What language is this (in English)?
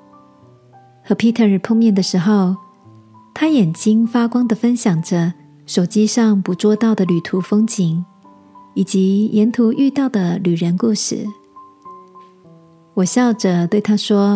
Chinese